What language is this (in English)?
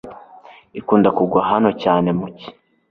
Kinyarwanda